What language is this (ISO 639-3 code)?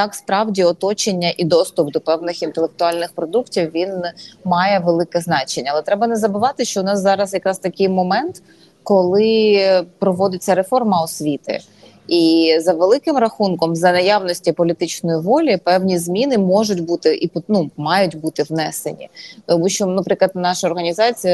ukr